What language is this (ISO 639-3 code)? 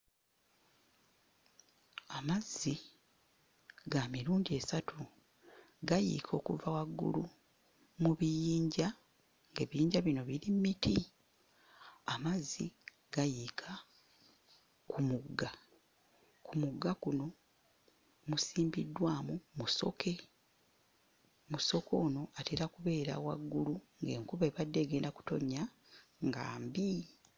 lug